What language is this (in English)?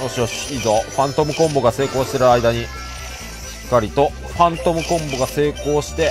Japanese